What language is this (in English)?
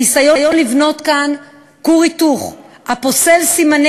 Hebrew